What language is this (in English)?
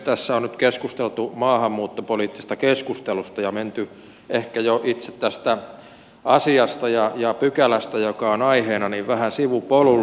Finnish